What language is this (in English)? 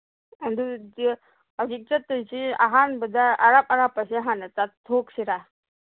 Manipuri